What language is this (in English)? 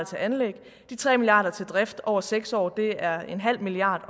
Danish